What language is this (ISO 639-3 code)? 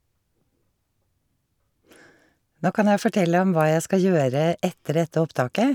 nor